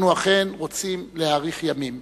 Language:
Hebrew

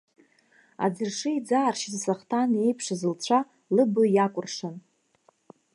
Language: Abkhazian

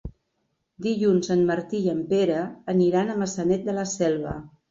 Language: Catalan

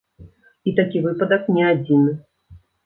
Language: Belarusian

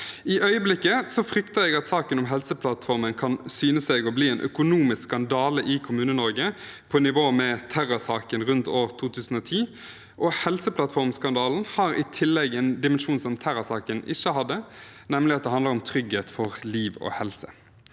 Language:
Norwegian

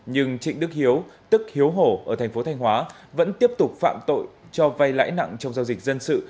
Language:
Vietnamese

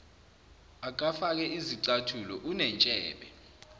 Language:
Zulu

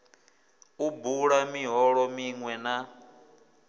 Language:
Venda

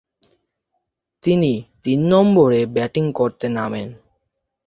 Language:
Bangla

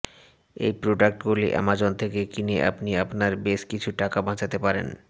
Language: Bangla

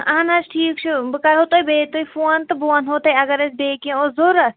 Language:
Kashmiri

